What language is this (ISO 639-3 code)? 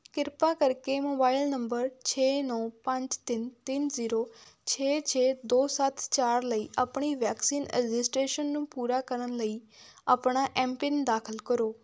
pan